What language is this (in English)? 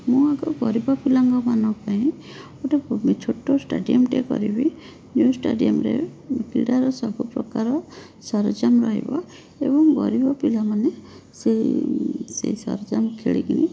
Odia